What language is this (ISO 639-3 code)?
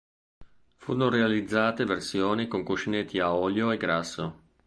ita